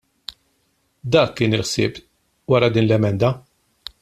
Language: Maltese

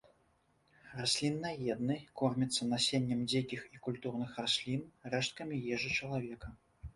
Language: Belarusian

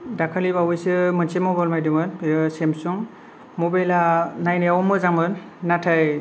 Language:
Bodo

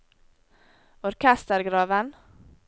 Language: Norwegian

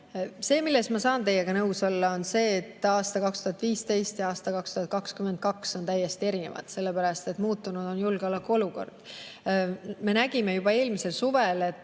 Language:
Estonian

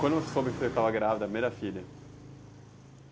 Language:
Portuguese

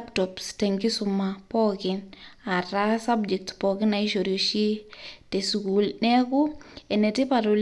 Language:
Masai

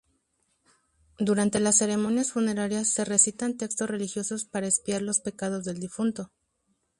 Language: Spanish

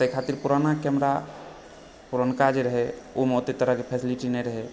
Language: Maithili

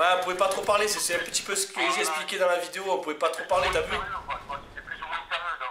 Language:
French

